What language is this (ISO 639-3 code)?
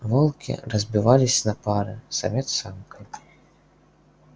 rus